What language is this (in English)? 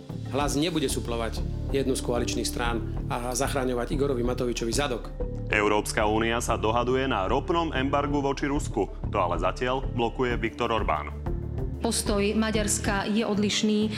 Slovak